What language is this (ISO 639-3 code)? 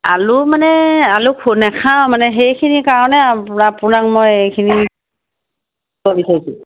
asm